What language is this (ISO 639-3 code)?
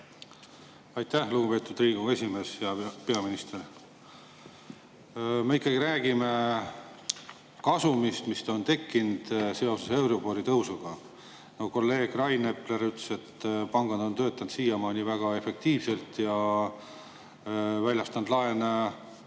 est